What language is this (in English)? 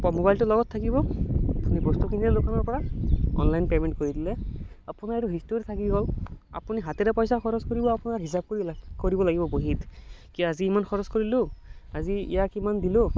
Assamese